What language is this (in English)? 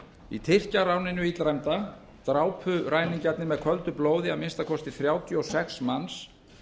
Icelandic